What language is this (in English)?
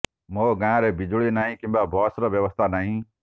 Odia